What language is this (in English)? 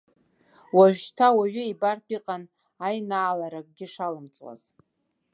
Abkhazian